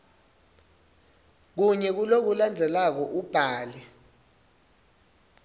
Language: Swati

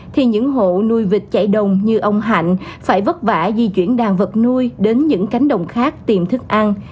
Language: Vietnamese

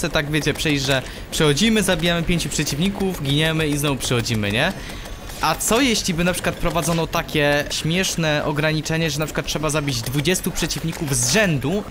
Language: Polish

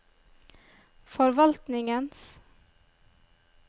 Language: Norwegian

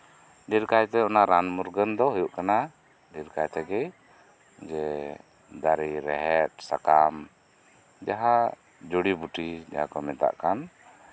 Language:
Santali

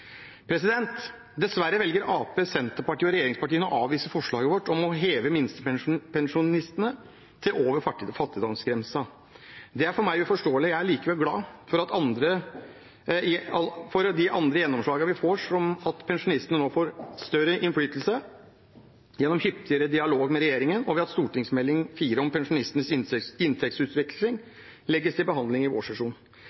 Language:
Norwegian Bokmål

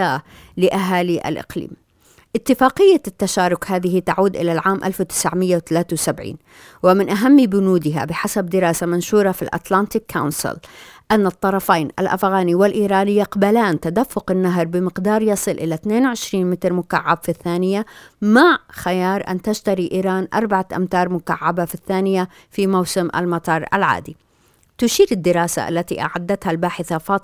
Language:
Arabic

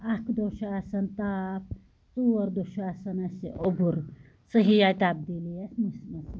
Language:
Kashmiri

